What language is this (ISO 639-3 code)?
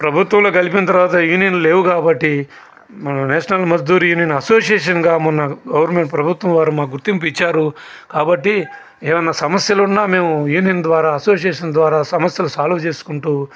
tel